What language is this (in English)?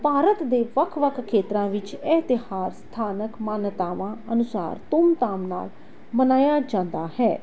Punjabi